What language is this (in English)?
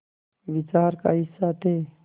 Hindi